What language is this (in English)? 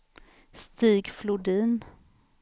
Swedish